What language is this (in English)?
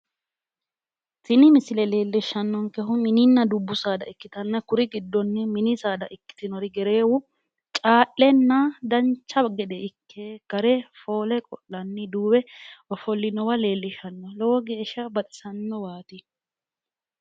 Sidamo